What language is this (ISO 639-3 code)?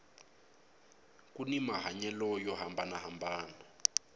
tso